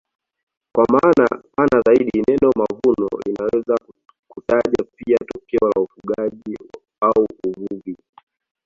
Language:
Swahili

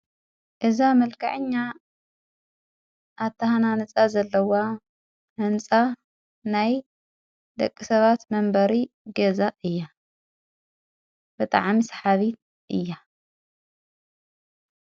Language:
Tigrinya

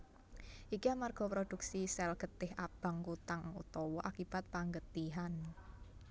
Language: Javanese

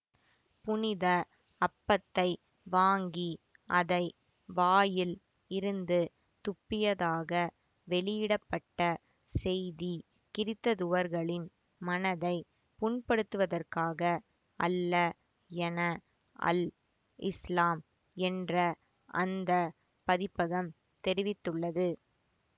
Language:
Tamil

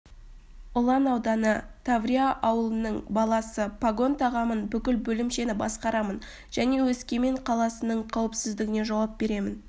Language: Kazakh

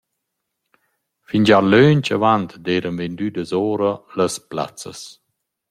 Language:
Romansh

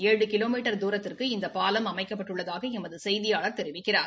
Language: Tamil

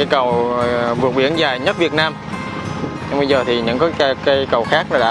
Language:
Vietnamese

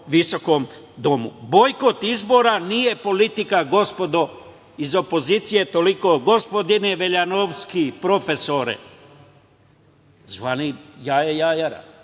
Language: Serbian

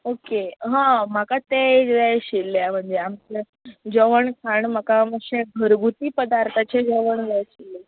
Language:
Konkani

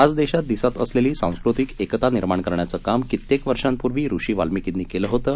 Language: Marathi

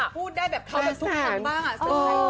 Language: Thai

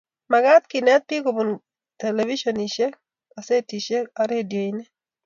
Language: Kalenjin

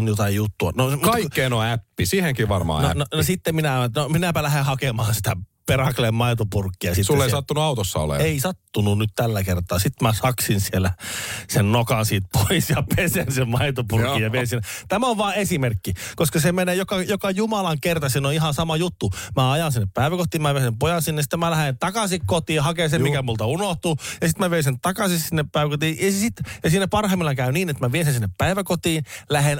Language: Finnish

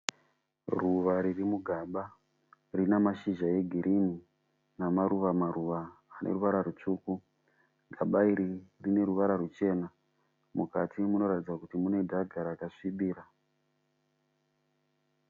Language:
Shona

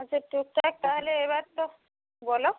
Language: Bangla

